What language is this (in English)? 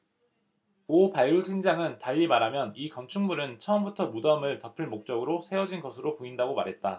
Korean